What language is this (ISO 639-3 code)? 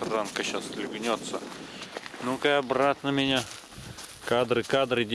rus